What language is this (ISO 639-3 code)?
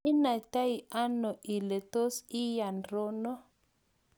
kln